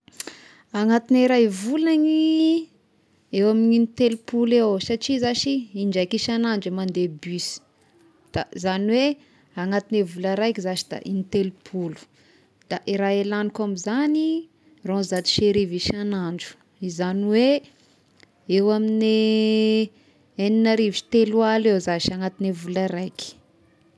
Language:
Tesaka Malagasy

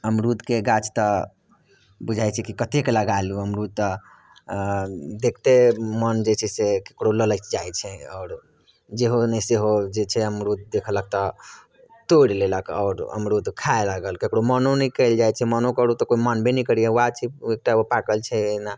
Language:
Maithili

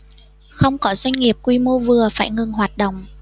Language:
Vietnamese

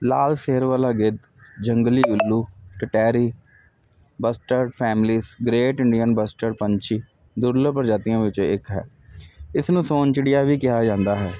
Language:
Punjabi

